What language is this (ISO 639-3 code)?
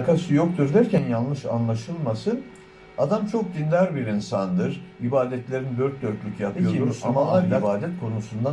tur